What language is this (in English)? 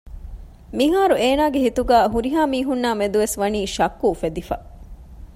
Divehi